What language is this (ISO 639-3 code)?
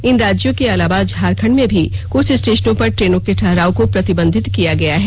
hin